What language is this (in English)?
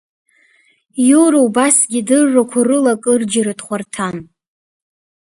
Abkhazian